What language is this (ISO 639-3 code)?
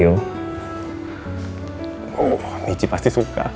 ind